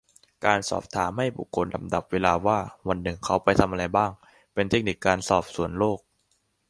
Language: Thai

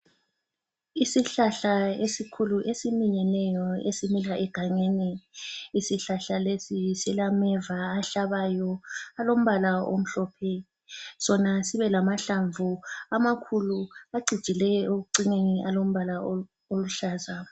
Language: North Ndebele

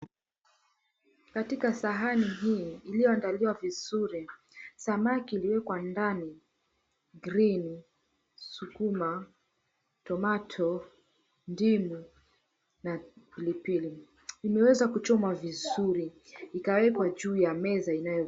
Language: Swahili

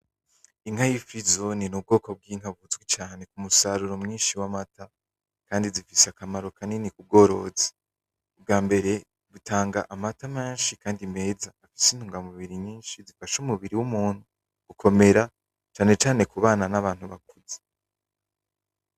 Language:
Rundi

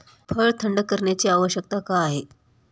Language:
Marathi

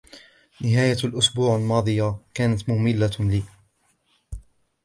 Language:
Arabic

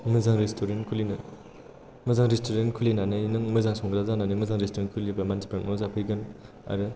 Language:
Bodo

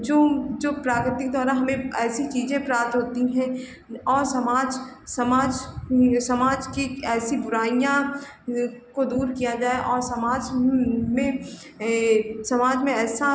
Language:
Hindi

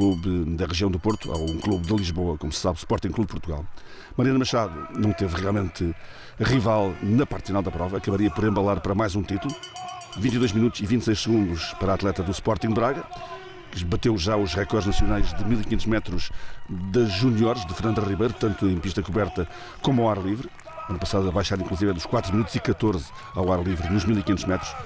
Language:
Portuguese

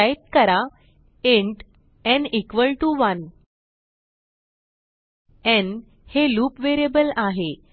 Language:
Marathi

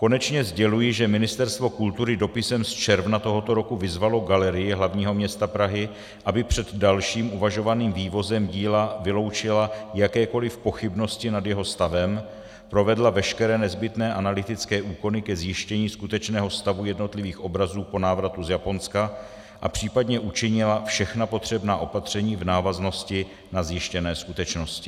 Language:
Czech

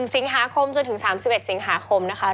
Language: Thai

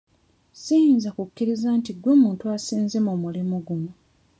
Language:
Ganda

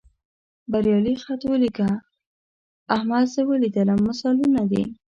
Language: Pashto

